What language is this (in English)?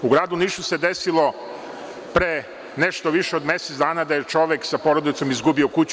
Serbian